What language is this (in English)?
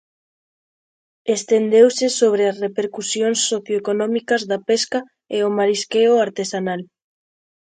Galician